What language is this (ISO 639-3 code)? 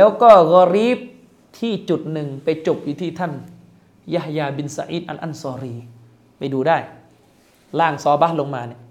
tha